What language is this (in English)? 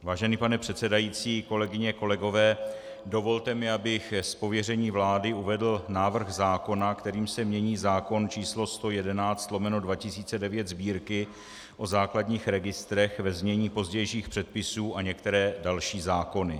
Czech